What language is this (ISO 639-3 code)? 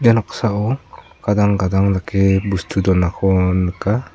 grt